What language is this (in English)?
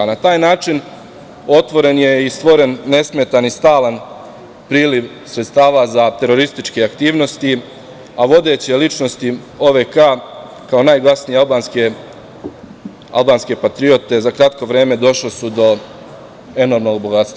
Serbian